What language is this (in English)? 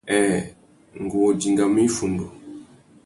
Tuki